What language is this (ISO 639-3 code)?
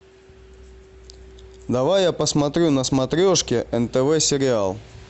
rus